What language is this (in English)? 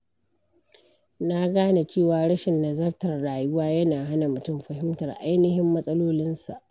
Hausa